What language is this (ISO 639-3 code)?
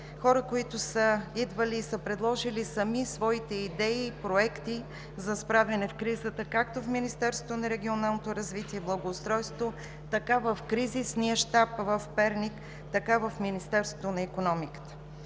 bul